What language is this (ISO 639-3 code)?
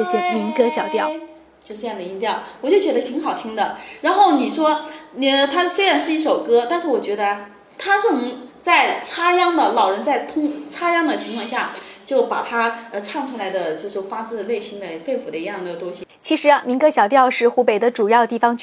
zho